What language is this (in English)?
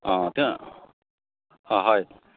Assamese